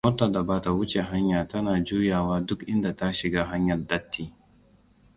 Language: Hausa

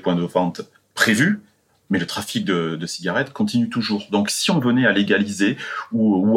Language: French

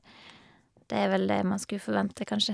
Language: Norwegian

